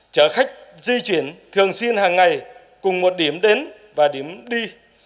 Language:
Vietnamese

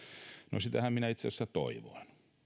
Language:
Finnish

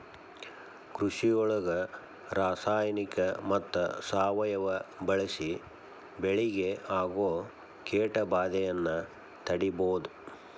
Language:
Kannada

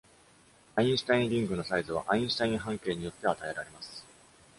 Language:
Japanese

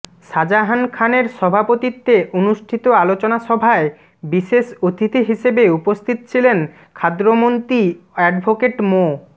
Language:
Bangla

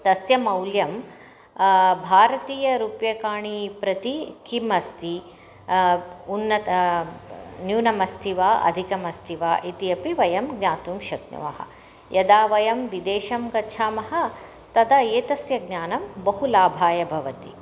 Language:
Sanskrit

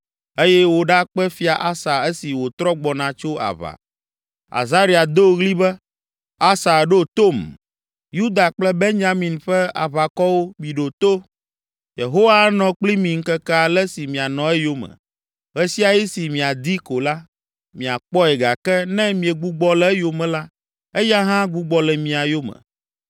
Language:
Ewe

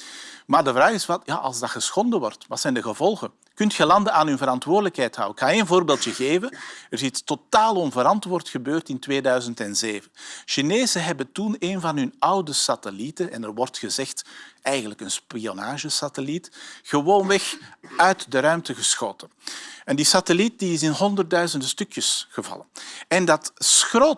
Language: Dutch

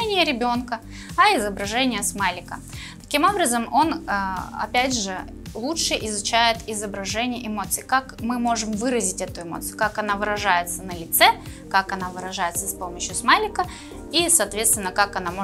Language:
Russian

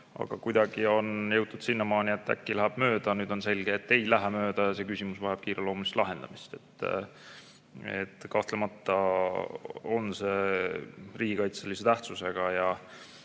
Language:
Estonian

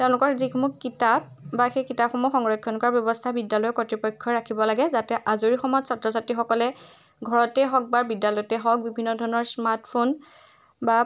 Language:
Assamese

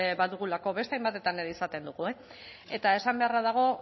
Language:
Basque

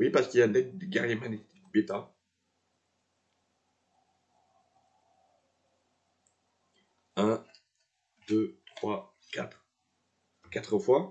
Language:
French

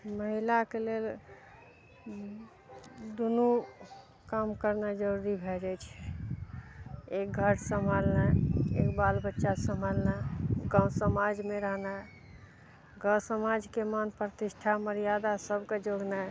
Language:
Maithili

